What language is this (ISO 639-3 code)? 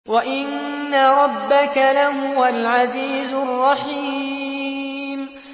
ara